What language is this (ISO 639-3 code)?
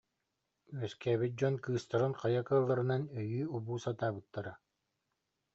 sah